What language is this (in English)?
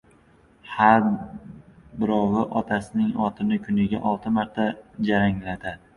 Uzbek